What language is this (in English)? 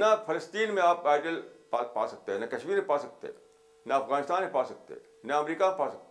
Urdu